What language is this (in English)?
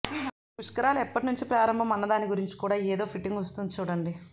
Telugu